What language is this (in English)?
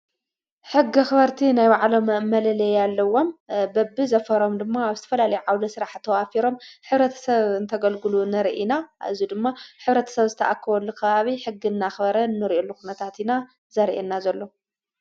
Tigrinya